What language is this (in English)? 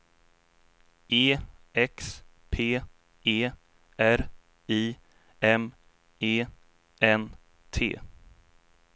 Swedish